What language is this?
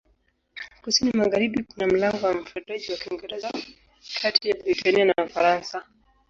Swahili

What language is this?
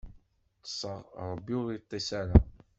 Kabyle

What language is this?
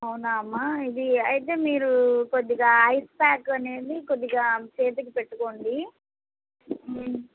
Telugu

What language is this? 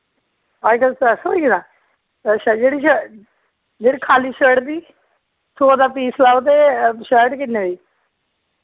Dogri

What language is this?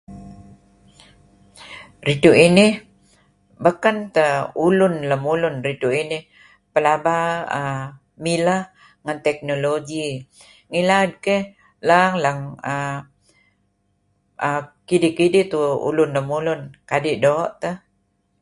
Kelabit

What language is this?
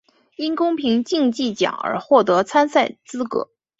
Chinese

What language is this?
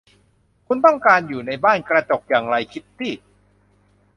Thai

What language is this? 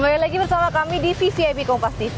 Indonesian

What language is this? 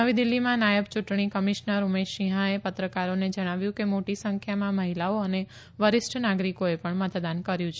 Gujarati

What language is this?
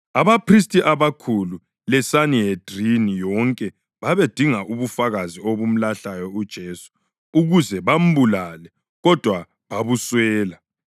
North Ndebele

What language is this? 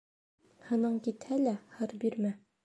Bashkir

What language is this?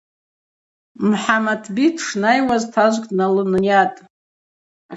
Abaza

